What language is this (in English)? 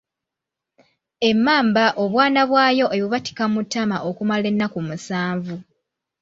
Ganda